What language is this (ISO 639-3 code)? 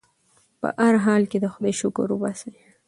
pus